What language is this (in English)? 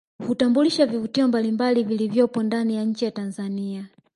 Swahili